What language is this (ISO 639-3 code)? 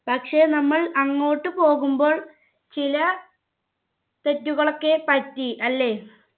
mal